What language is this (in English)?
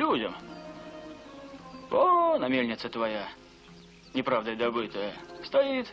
Russian